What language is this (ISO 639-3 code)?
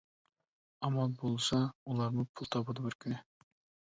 uig